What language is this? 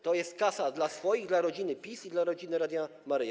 Polish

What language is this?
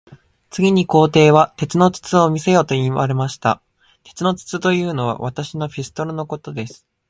Japanese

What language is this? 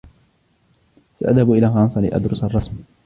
Arabic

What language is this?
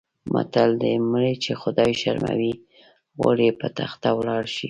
Pashto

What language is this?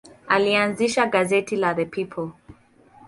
Swahili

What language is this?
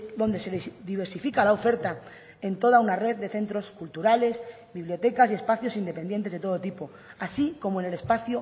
Spanish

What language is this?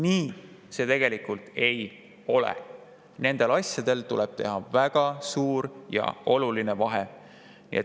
Estonian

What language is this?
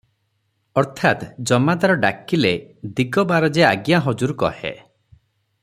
Odia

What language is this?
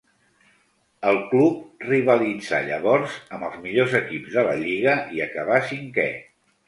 Catalan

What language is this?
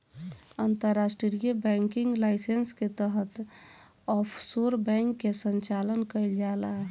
Bhojpuri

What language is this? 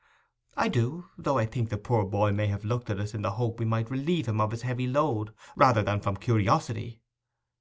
English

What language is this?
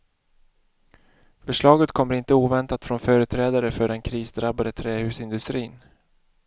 Swedish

